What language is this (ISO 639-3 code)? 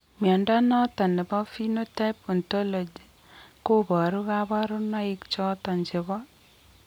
kln